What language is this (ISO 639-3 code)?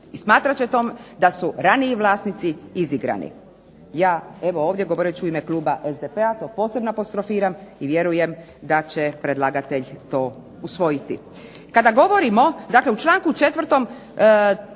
hrv